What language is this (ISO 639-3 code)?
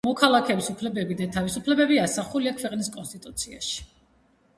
kat